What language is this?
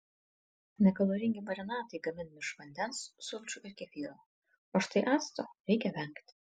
Lithuanian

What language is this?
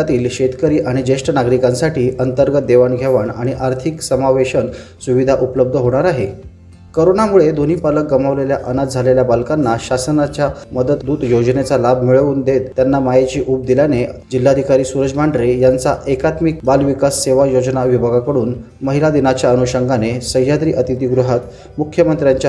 Marathi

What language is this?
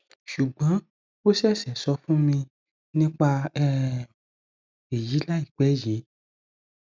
Yoruba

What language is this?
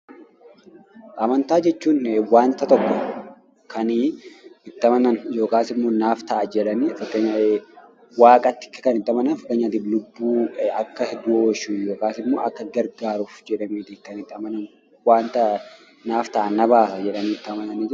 Oromo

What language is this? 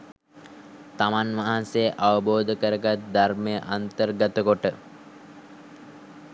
Sinhala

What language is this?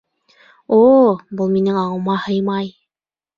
Bashkir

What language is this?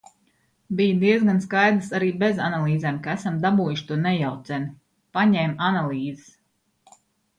Latvian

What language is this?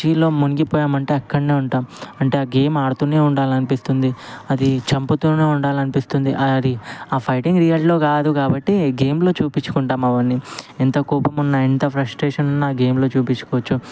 Telugu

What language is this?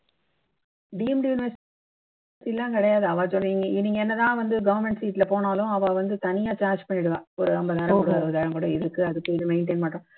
Tamil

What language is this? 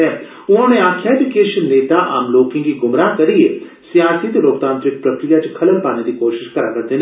Dogri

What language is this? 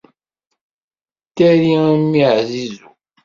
Kabyle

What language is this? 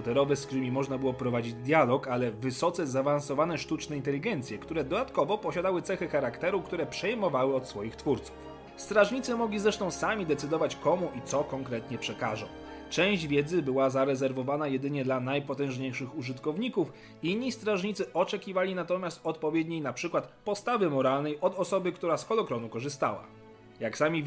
Polish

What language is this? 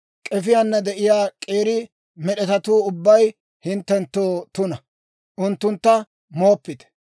Dawro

